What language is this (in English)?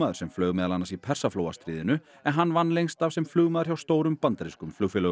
Icelandic